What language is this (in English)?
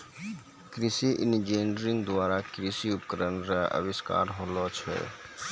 Maithili